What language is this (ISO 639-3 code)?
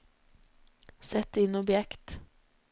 nor